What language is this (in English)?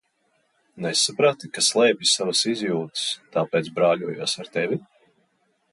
Latvian